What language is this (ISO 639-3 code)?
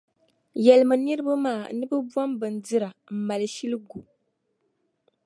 dag